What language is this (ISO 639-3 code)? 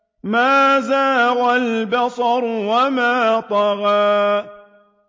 ara